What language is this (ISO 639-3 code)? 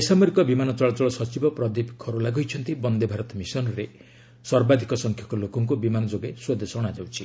ori